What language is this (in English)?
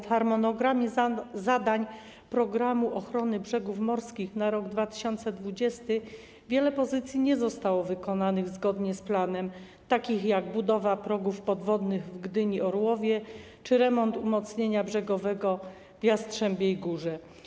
Polish